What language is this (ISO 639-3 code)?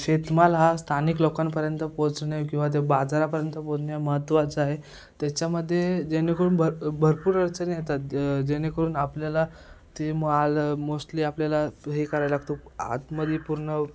mar